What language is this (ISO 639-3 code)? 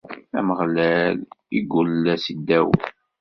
kab